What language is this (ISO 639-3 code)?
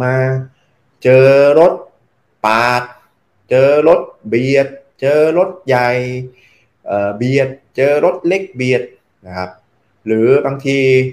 tha